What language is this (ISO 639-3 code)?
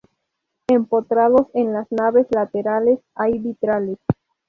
spa